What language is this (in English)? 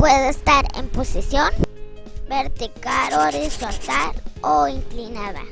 Spanish